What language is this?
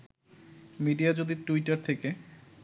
Bangla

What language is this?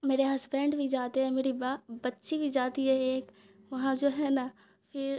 Urdu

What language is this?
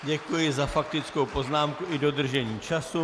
Czech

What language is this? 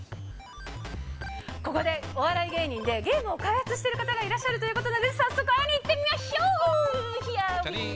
Japanese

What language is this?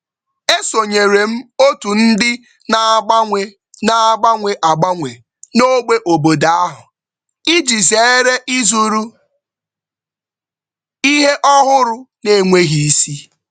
Igbo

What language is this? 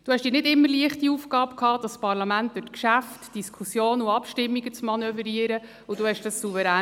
Swiss German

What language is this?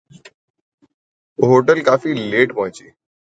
Urdu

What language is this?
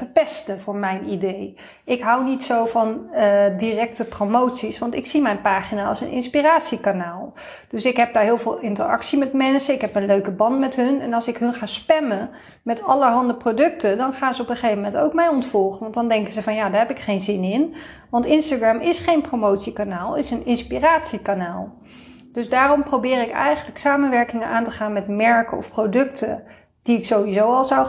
Dutch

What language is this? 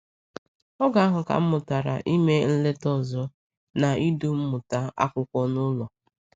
Igbo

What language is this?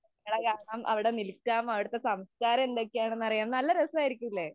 Malayalam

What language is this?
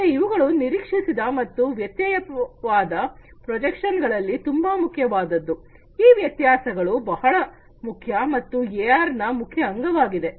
Kannada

